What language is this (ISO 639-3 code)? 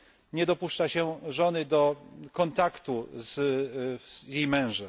pol